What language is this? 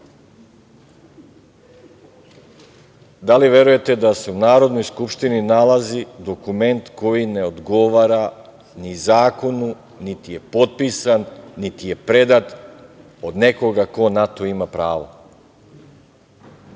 Serbian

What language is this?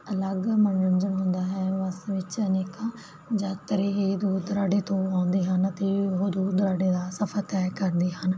Punjabi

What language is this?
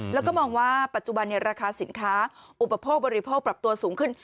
Thai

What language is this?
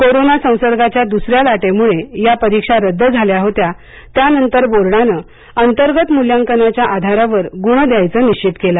Marathi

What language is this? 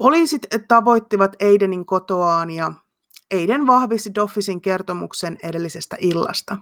Finnish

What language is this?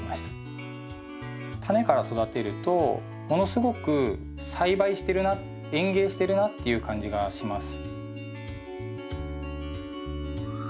Japanese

